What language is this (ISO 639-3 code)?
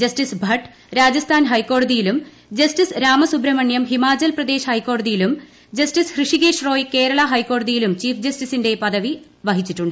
mal